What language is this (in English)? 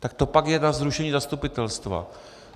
Czech